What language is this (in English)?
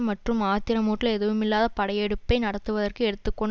Tamil